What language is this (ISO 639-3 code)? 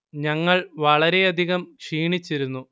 mal